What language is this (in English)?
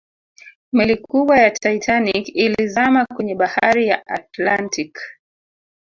Swahili